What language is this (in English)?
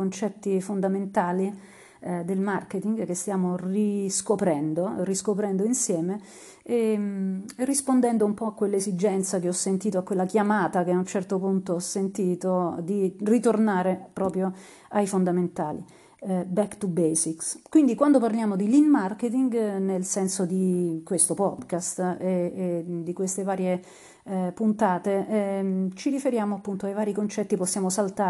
Italian